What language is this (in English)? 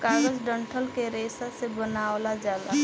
Bhojpuri